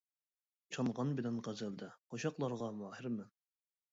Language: Uyghur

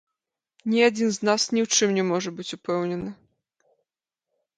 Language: Belarusian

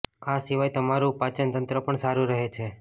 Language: Gujarati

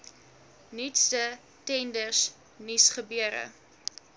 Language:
Afrikaans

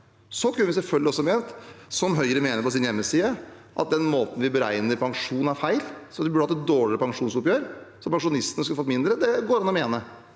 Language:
Norwegian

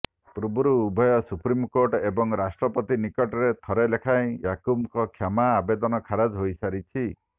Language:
Odia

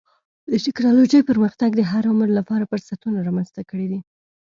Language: Pashto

